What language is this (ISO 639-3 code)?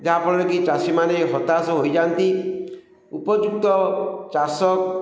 ori